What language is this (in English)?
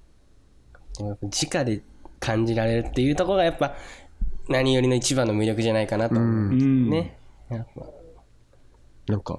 Japanese